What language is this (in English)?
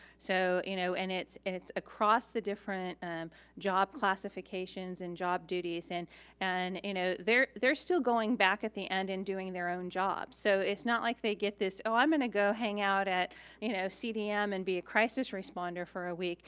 English